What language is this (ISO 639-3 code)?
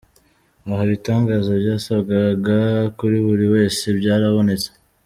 kin